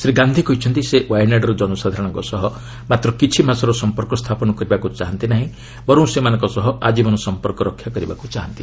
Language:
Odia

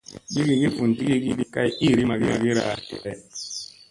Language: Musey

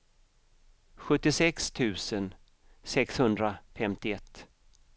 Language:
Swedish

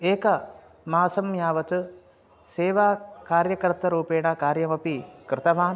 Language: Sanskrit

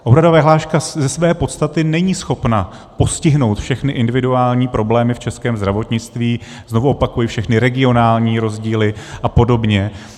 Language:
Czech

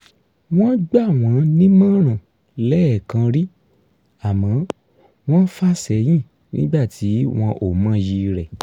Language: Yoruba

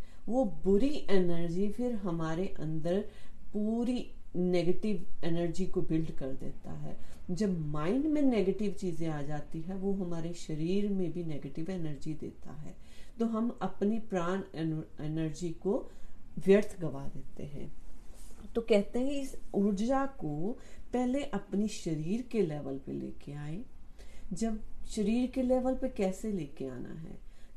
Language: Hindi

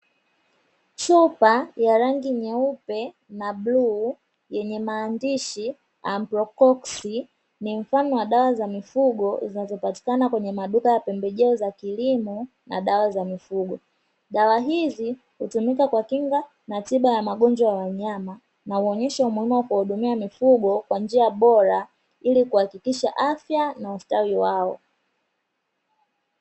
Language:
Swahili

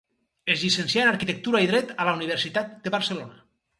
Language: Catalan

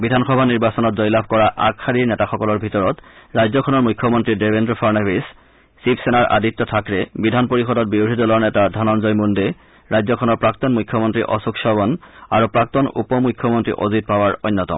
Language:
Assamese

